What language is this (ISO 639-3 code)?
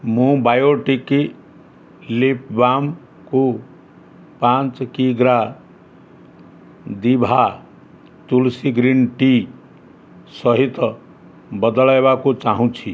ori